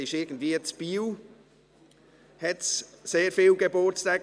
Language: Swiss German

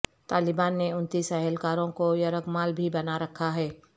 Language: Urdu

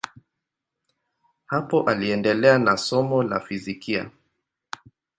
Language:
Swahili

